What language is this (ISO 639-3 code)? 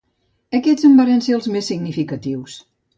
cat